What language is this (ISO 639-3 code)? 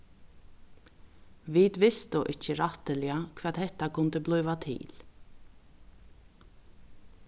fao